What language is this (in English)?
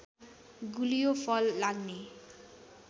Nepali